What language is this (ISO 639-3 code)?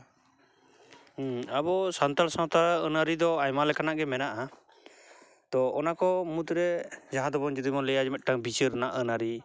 sat